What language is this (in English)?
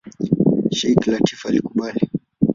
Swahili